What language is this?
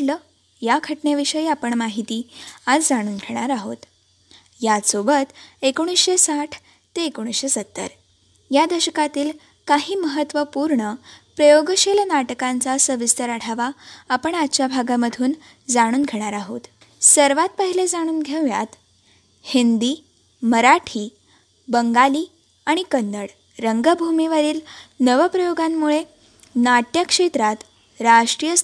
Marathi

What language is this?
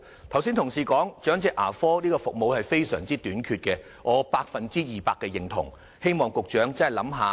Cantonese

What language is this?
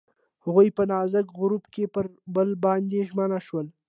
Pashto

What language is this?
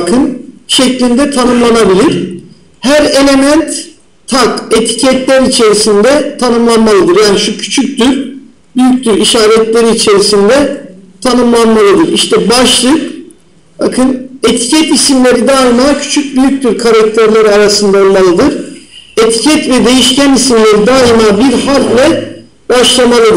Turkish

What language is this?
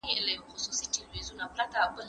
Pashto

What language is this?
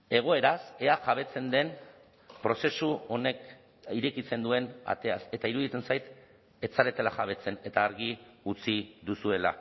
Basque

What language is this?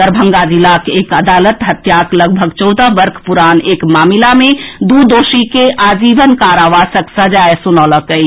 Maithili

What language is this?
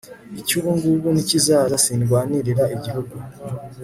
Kinyarwanda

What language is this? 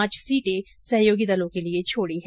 Hindi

